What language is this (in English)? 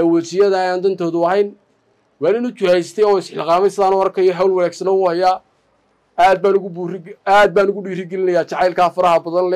Arabic